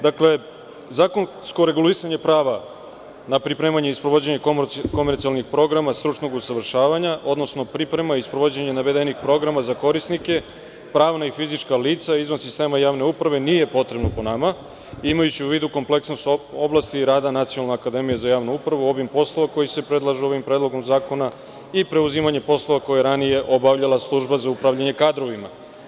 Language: Serbian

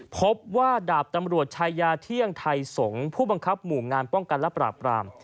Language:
Thai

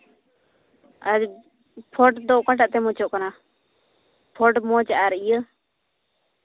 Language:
Santali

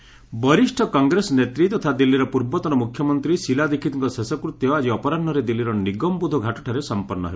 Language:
Odia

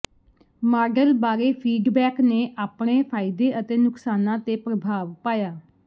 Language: Punjabi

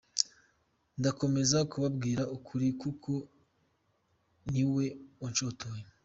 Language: Kinyarwanda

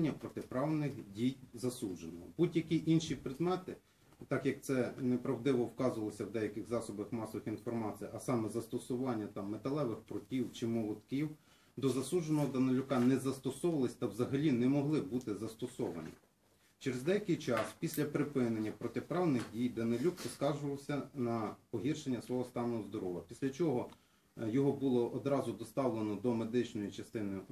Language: Ukrainian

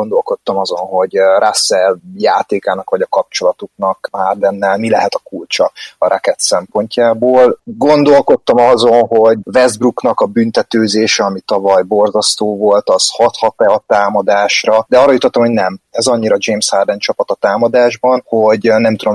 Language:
Hungarian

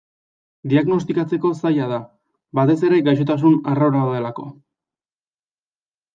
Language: Basque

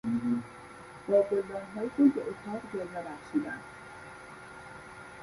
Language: Persian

